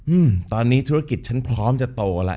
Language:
Thai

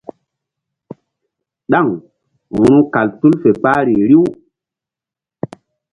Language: Mbum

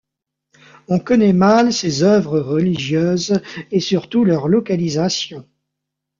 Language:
French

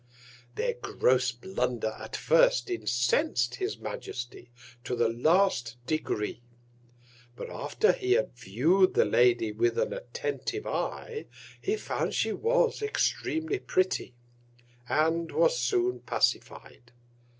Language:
English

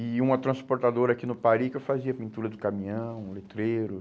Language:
Portuguese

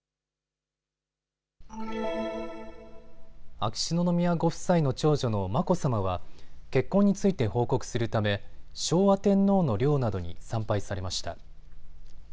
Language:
Japanese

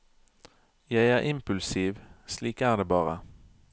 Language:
Norwegian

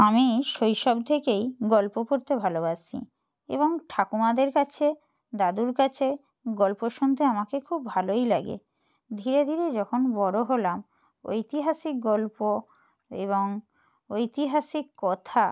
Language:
Bangla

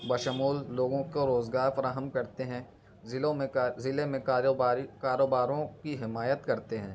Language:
Urdu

